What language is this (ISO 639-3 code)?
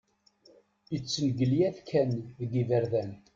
kab